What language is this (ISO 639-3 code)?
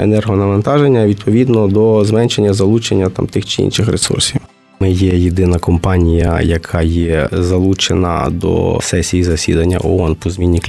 ukr